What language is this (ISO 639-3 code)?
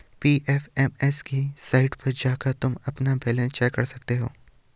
hin